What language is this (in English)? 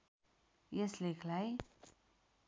Nepali